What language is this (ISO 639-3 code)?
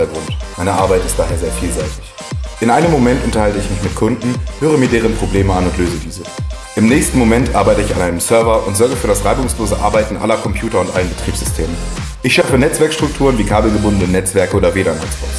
deu